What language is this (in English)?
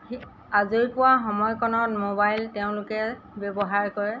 Assamese